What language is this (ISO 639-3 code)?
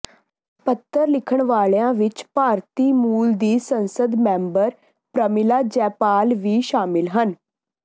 pan